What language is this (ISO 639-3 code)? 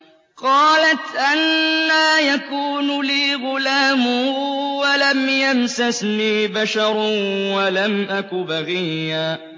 ara